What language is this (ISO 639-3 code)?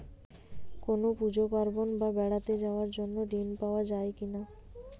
ben